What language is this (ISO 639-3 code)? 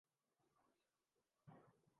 urd